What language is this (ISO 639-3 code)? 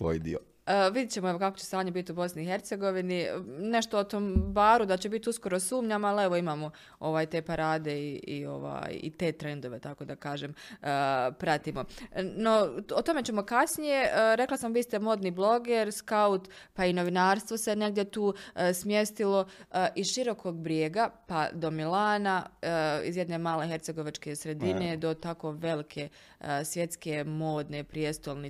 hrv